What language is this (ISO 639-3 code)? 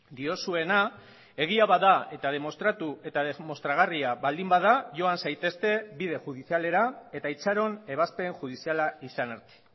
eus